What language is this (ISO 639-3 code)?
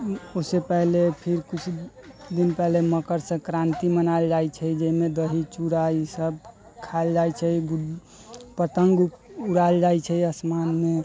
mai